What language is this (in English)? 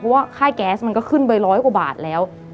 Thai